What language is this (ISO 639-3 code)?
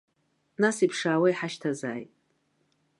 abk